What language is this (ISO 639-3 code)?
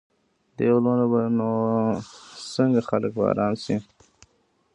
pus